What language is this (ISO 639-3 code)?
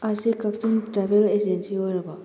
mni